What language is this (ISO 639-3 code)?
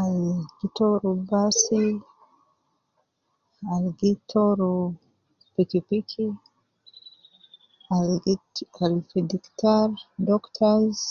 kcn